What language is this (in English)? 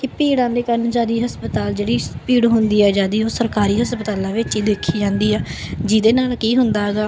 Punjabi